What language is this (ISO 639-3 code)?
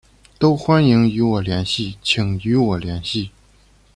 zho